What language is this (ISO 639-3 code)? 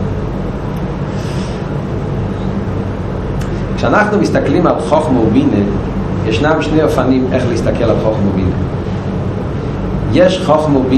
heb